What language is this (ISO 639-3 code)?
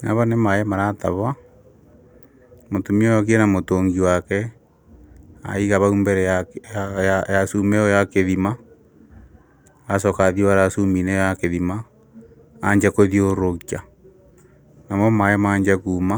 kik